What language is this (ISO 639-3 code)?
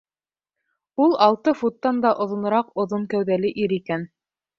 bak